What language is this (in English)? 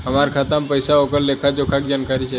Bhojpuri